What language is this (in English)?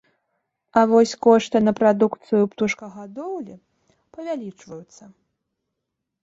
Belarusian